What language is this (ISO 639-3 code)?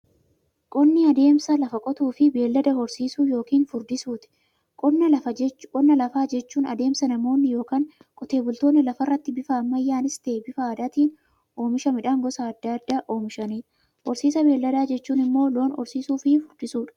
orm